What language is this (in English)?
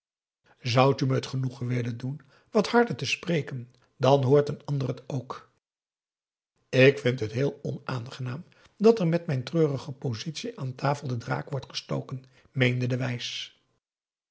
Dutch